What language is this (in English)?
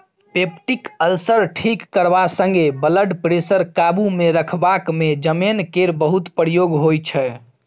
Maithili